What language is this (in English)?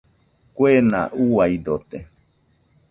Nüpode Huitoto